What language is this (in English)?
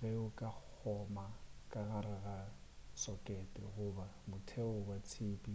Northern Sotho